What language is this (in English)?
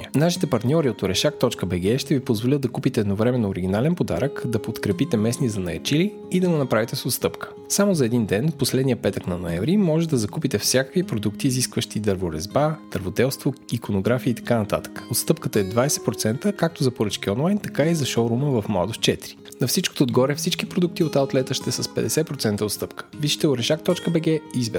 Bulgarian